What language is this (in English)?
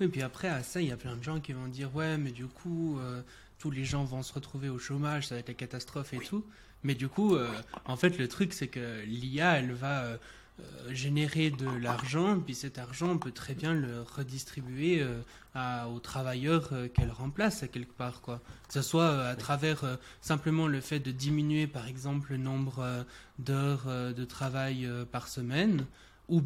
French